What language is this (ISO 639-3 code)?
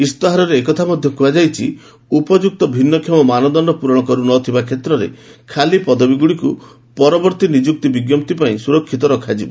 ori